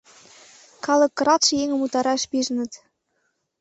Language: Mari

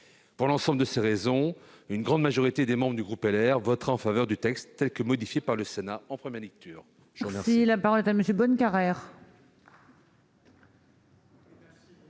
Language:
French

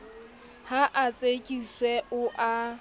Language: Southern Sotho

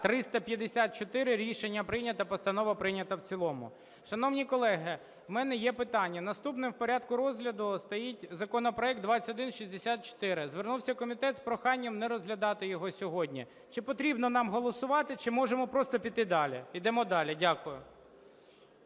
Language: Ukrainian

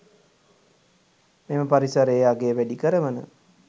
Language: Sinhala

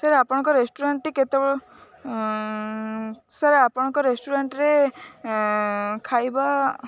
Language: Odia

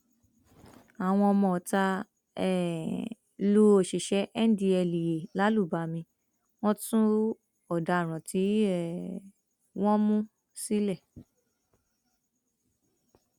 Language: Yoruba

